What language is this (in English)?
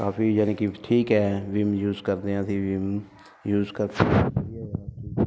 Punjabi